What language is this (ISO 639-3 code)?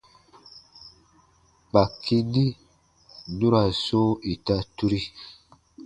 bba